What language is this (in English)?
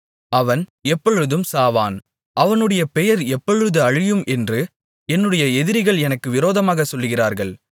Tamil